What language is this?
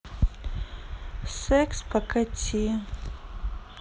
Russian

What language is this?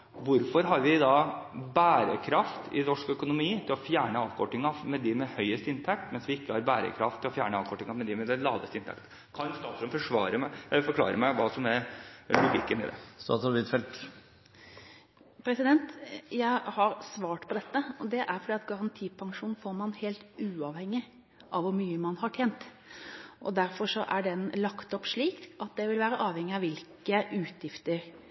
Norwegian Bokmål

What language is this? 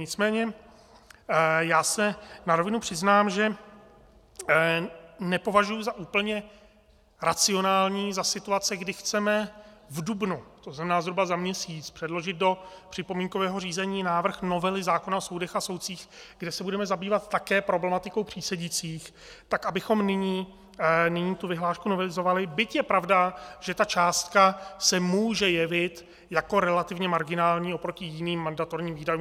Czech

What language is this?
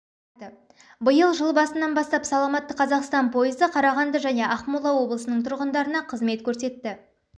Kazakh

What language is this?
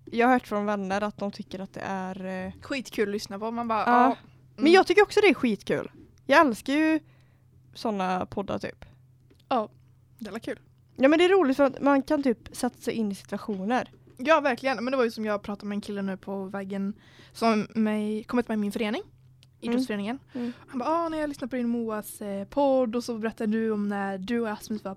Swedish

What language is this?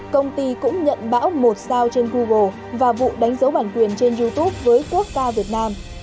Vietnamese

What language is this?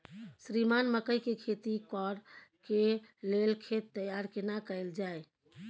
Maithili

